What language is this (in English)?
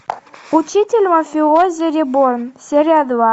Russian